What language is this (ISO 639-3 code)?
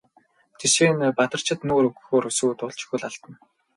mon